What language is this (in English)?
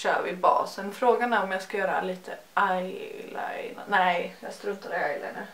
Swedish